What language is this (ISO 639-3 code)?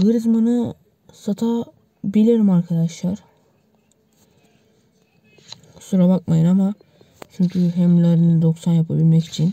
tur